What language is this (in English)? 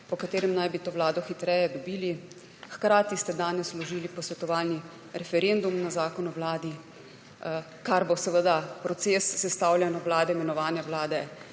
Slovenian